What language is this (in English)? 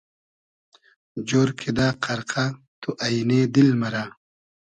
Hazaragi